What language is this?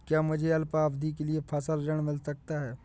Hindi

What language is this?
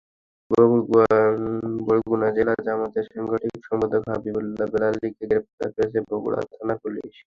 Bangla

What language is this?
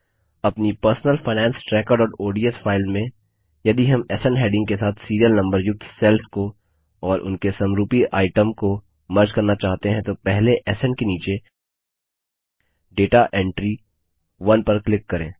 Hindi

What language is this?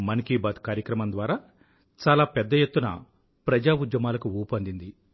Telugu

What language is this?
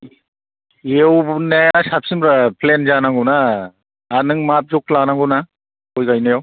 Bodo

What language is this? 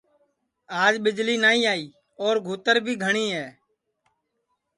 Sansi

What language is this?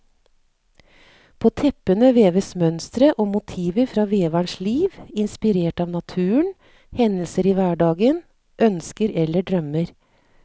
Norwegian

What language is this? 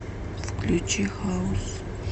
Russian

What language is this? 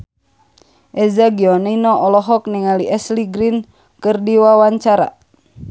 Sundanese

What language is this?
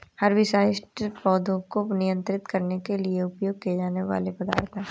Hindi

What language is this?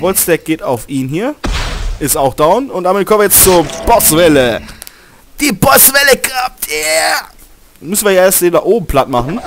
German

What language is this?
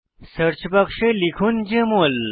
Bangla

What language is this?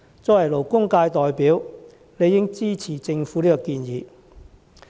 Cantonese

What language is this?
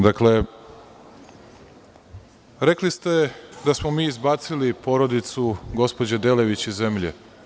Serbian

